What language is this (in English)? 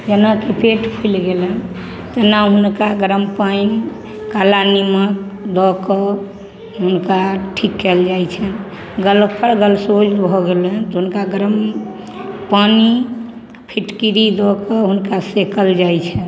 Maithili